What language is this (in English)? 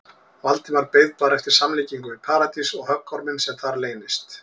Icelandic